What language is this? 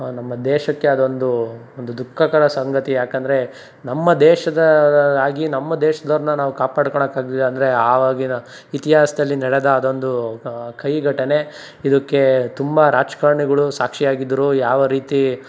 Kannada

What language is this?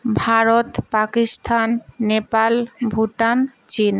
Bangla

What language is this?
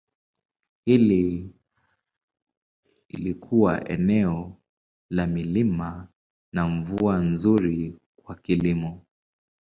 Swahili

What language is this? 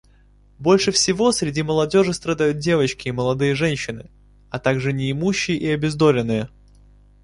Russian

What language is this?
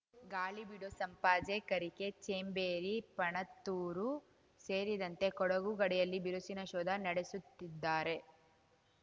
Kannada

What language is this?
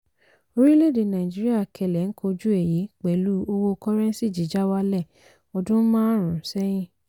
Yoruba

